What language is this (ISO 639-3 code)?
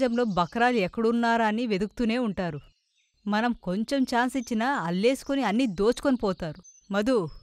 tel